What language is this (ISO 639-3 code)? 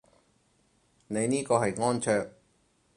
yue